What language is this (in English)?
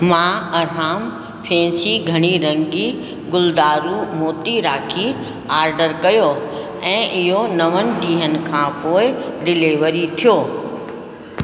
Sindhi